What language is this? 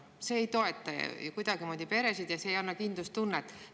Estonian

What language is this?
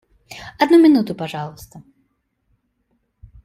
Russian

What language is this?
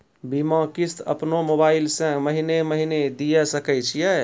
Maithili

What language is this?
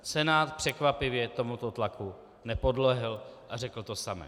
Czech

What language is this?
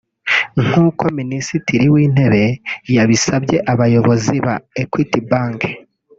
Kinyarwanda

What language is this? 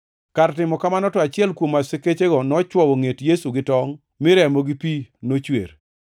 Luo (Kenya and Tanzania)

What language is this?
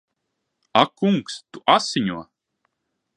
Latvian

